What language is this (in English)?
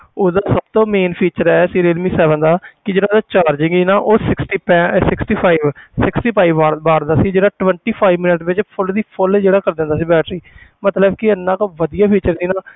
Punjabi